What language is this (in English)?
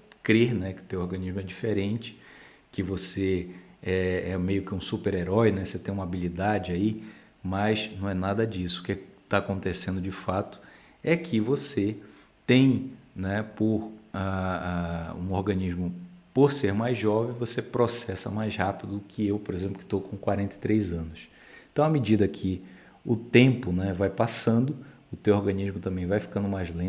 Portuguese